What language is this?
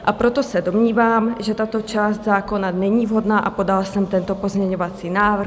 Czech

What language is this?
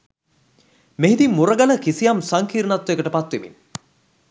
Sinhala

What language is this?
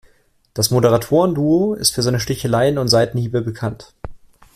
German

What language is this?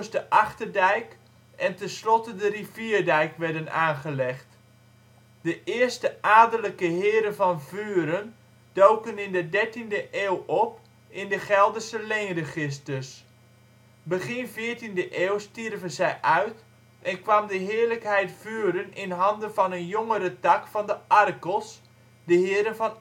Dutch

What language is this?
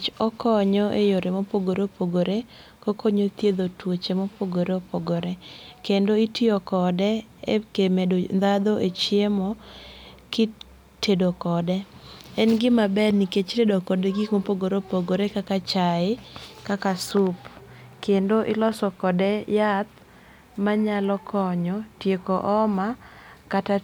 Luo (Kenya and Tanzania)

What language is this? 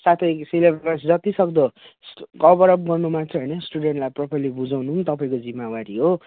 Nepali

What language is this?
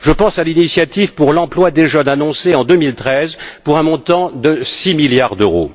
French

